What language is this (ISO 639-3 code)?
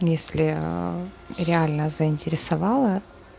rus